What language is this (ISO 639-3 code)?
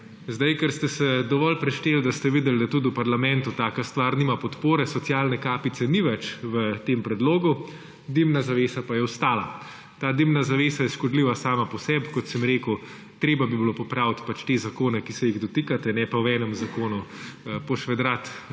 slv